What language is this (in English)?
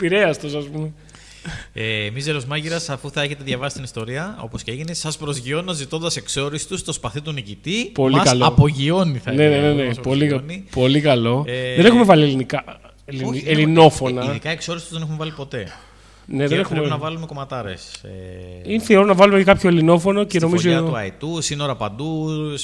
Greek